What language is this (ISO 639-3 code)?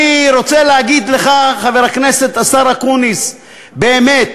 heb